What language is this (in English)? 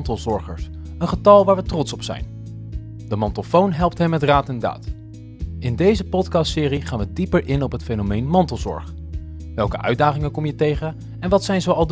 Dutch